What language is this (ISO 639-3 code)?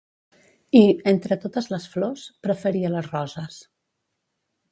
cat